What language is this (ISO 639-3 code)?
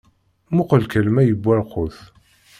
kab